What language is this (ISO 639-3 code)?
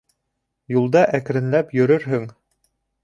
bak